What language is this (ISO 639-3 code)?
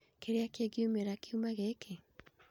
kik